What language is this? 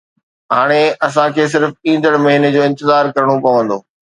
Sindhi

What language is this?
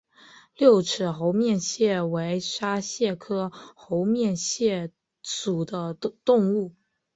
Chinese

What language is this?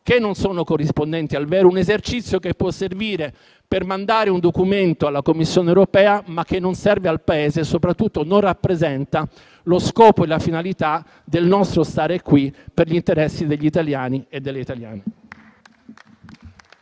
Italian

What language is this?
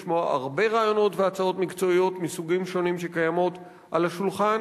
Hebrew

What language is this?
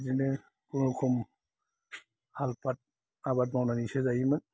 Bodo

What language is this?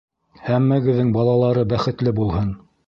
Bashkir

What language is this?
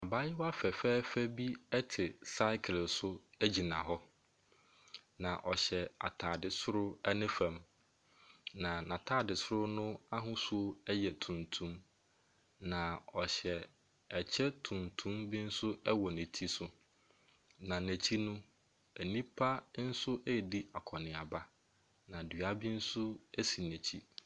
Akan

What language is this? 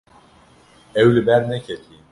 Kurdish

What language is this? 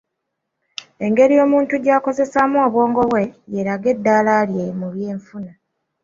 Ganda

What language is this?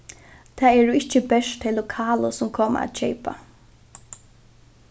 Faroese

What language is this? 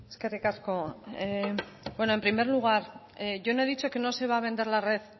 Spanish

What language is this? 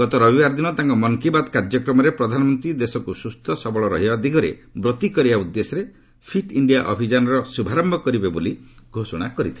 Odia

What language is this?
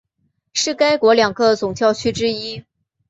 Chinese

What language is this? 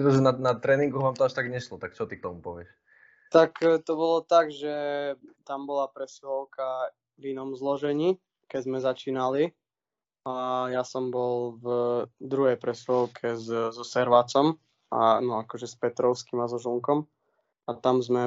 Slovak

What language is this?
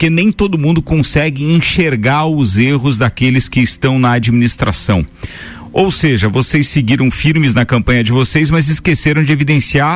Portuguese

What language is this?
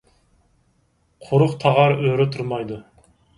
Uyghur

